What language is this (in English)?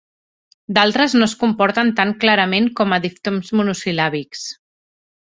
Catalan